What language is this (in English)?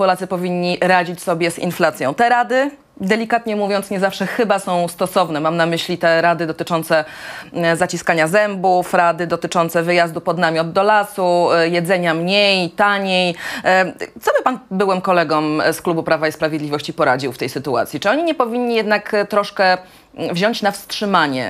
Polish